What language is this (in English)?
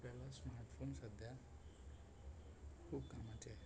Marathi